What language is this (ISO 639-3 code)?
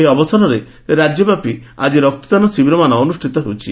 ori